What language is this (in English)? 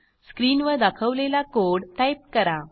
Marathi